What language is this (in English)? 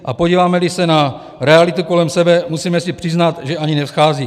Czech